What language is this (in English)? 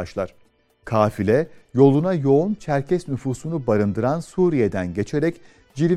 Turkish